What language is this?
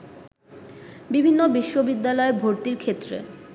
Bangla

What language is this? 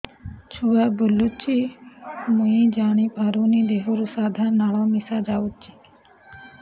Odia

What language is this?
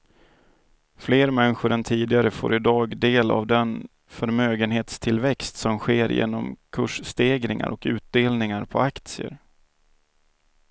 Swedish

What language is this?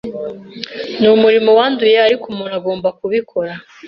Kinyarwanda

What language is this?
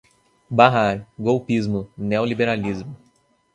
Portuguese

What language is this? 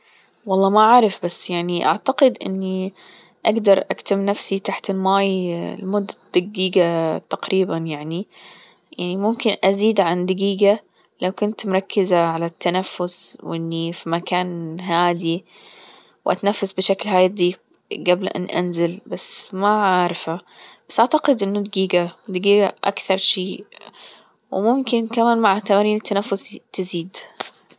Gulf Arabic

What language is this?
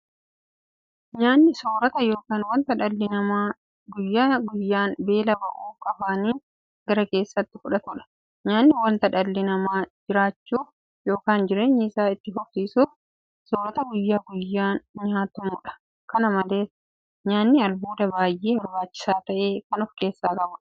Oromo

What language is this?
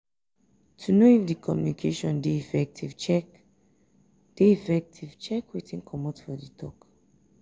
Nigerian Pidgin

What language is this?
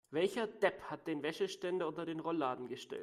German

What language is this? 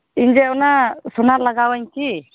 Santali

